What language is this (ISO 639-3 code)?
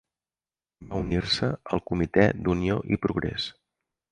cat